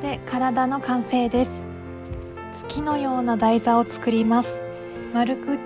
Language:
Japanese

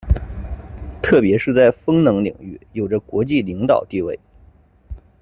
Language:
Chinese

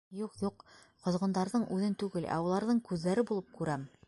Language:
Bashkir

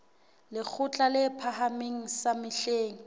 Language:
Southern Sotho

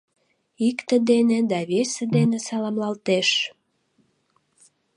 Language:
Mari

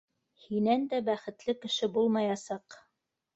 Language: Bashkir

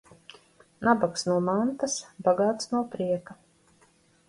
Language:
Latvian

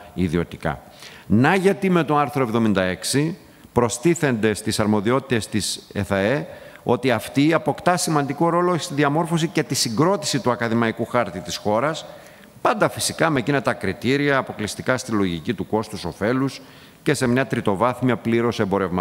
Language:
Greek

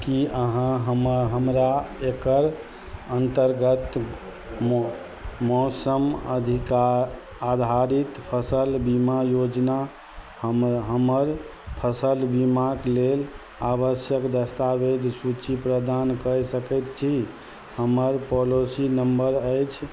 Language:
Maithili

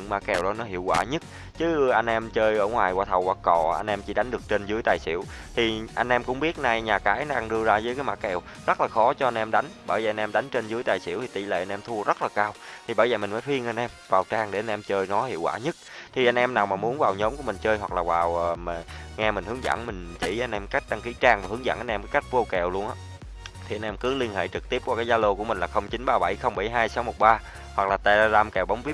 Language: Vietnamese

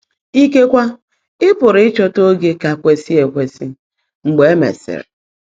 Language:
Igbo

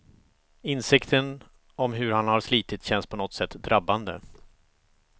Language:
Swedish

